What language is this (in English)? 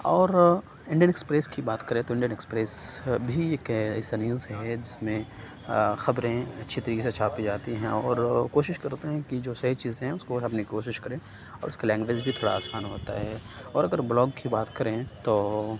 Urdu